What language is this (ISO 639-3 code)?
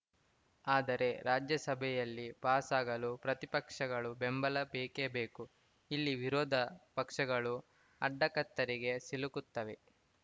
kan